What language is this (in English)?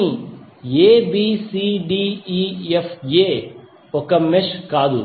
Telugu